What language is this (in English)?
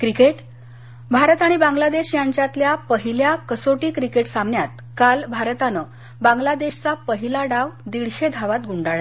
Marathi